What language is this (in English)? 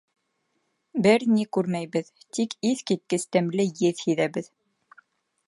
Bashkir